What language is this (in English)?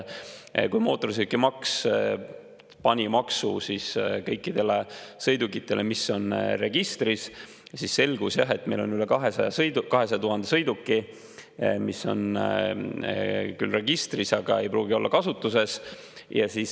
Estonian